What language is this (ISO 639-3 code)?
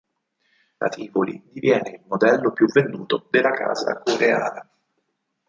ita